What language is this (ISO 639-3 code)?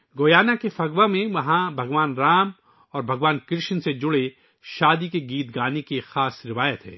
urd